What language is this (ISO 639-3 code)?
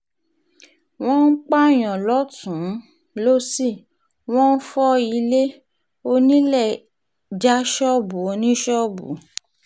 yor